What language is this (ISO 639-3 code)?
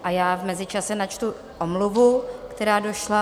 ces